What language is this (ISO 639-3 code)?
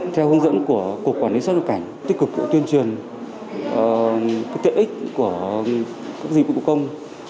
vie